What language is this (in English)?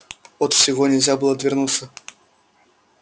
Russian